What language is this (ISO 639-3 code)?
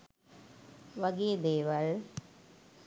sin